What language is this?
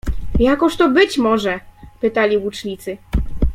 Polish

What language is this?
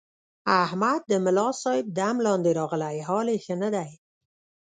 Pashto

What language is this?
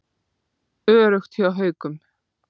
Icelandic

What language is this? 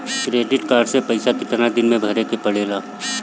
Bhojpuri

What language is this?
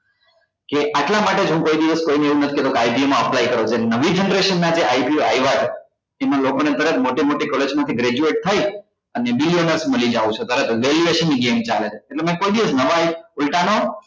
Gujarati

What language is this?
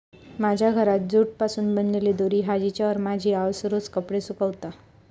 Marathi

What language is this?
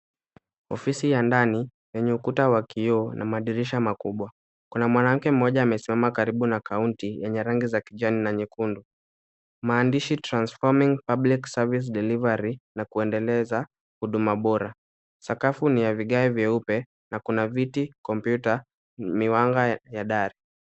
Swahili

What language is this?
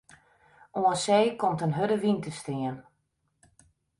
Western Frisian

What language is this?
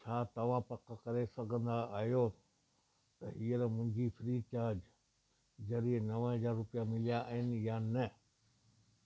Sindhi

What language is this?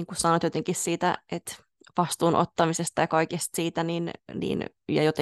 Finnish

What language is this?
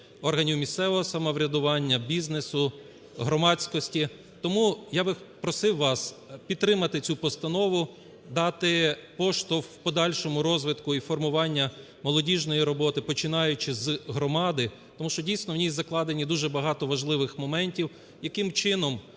Ukrainian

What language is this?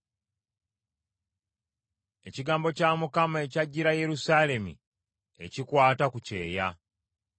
Ganda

